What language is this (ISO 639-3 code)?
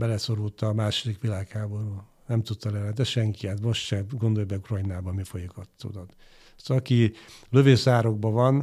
hun